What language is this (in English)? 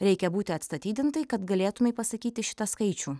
Lithuanian